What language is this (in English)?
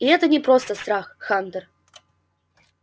Russian